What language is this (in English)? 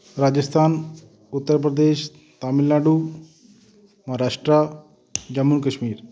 Punjabi